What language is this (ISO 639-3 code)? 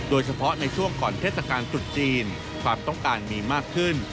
tha